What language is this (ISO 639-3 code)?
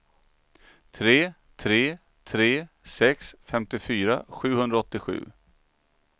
swe